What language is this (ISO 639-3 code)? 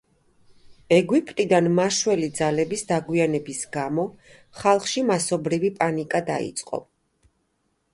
kat